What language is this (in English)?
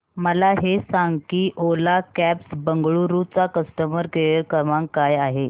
Marathi